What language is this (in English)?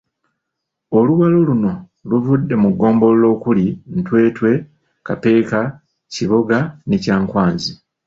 Ganda